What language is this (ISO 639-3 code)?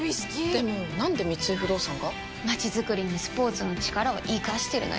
jpn